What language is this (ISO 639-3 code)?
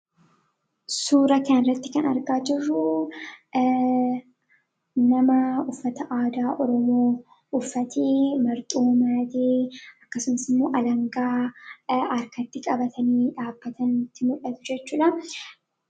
orm